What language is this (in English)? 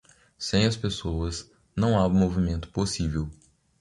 Portuguese